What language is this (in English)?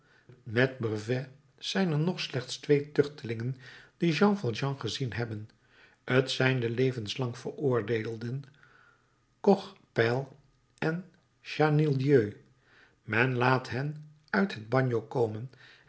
Dutch